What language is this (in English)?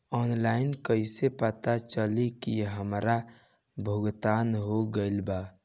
Bhojpuri